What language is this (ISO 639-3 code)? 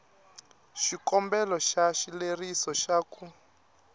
tso